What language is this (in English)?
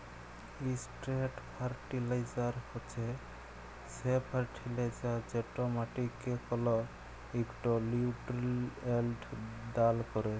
Bangla